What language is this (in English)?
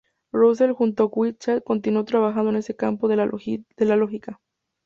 Spanish